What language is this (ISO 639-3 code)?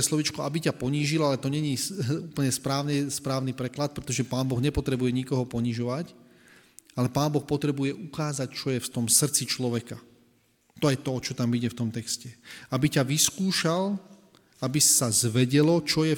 slk